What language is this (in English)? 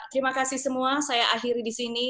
Indonesian